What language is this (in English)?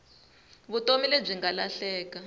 Tsonga